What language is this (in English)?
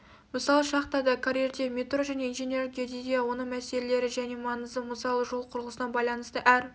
Kazakh